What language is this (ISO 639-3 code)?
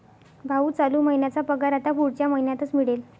mar